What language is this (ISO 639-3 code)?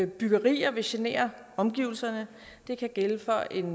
dan